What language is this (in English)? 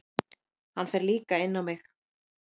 Icelandic